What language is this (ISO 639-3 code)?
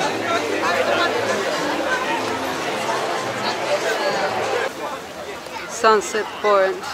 ron